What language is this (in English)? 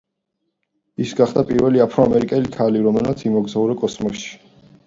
Georgian